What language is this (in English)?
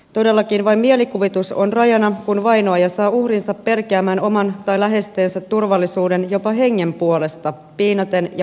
Finnish